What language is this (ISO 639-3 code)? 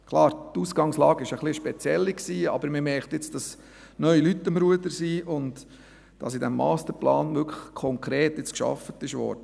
gsw